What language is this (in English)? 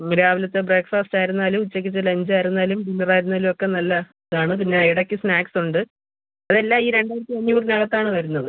Malayalam